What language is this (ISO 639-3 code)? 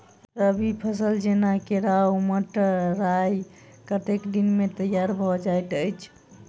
mai